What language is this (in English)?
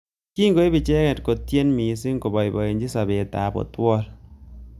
Kalenjin